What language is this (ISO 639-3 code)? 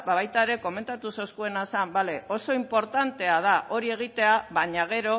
eus